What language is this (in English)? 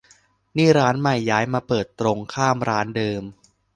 Thai